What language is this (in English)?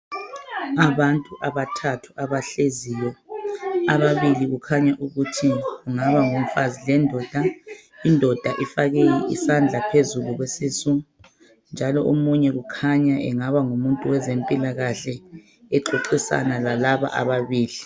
North Ndebele